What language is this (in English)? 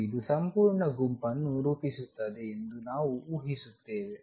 Kannada